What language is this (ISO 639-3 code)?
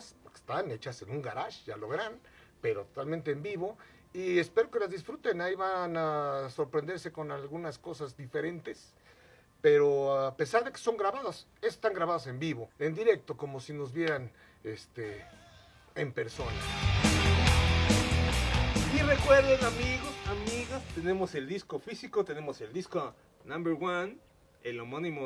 spa